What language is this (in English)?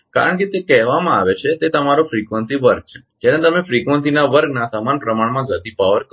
Gujarati